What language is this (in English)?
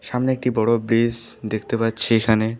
Bangla